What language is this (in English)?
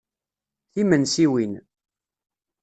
Kabyle